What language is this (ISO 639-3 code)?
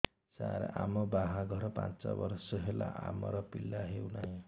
ori